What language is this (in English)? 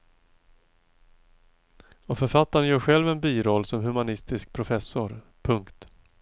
Swedish